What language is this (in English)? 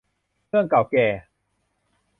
Thai